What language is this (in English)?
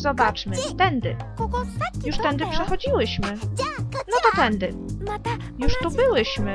Polish